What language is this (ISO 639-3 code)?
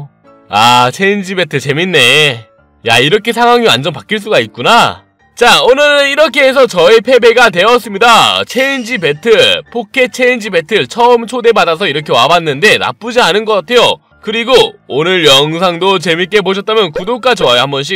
kor